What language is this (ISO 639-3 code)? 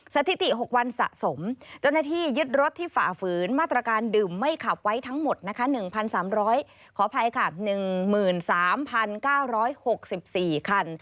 tha